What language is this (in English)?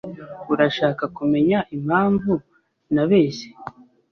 Kinyarwanda